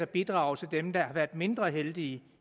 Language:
Danish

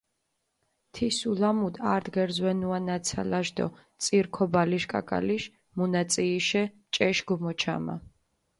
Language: Mingrelian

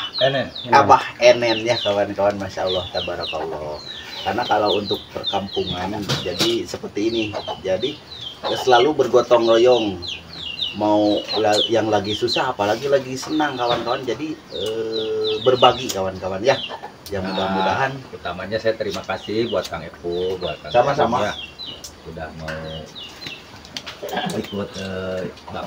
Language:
Indonesian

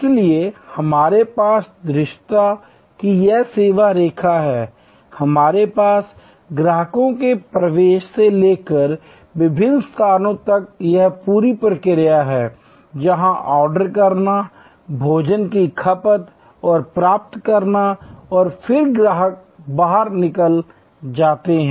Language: Hindi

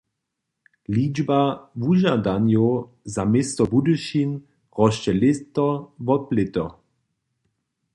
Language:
Upper Sorbian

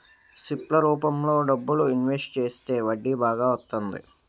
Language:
Telugu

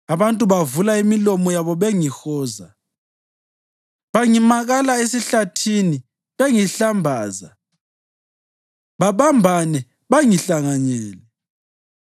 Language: North Ndebele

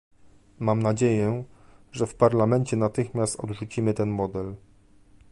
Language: Polish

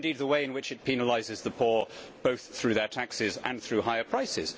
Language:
English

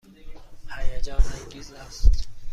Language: Persian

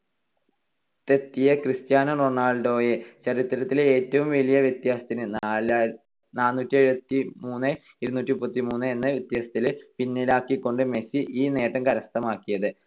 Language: Malayalam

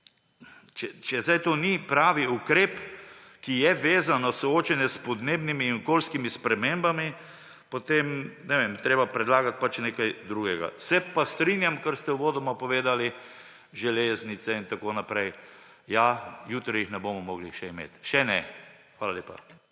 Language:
Slovenian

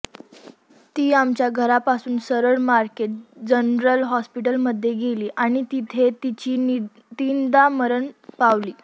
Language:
Marathi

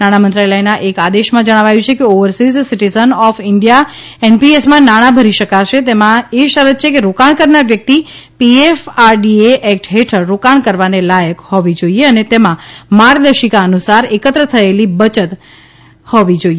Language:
Gujarati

